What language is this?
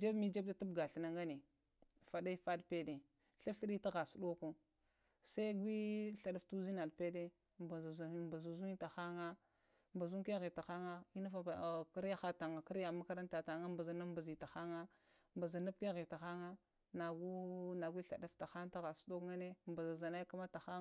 Lamang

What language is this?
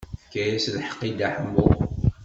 Kabyle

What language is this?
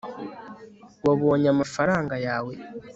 Kinyarwanda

